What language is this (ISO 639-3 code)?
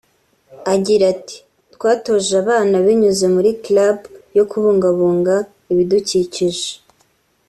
kin